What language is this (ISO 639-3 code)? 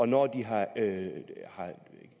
dan